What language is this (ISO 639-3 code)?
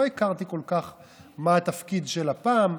heb